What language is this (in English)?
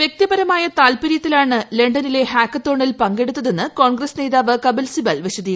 Malayalam